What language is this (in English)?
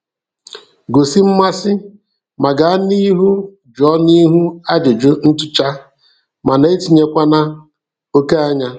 Igbo